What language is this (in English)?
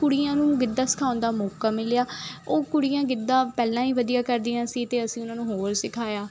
Punjabi